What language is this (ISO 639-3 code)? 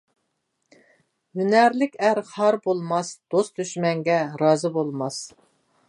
uig